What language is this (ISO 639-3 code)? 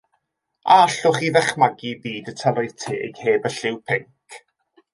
cym